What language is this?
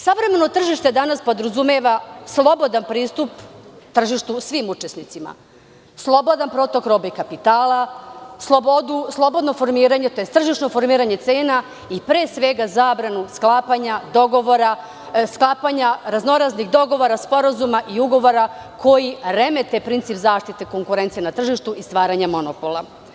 Serbian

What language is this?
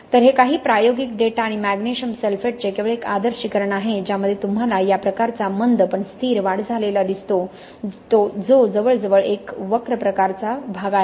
Marathi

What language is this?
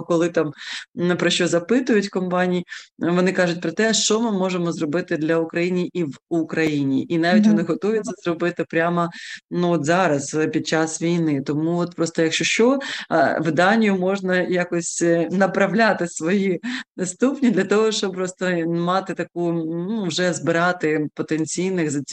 Ukrainian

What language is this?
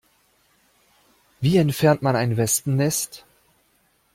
German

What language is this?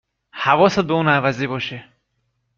Persian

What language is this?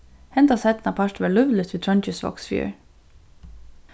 Faroese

